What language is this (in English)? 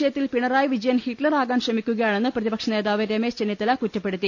Malayalam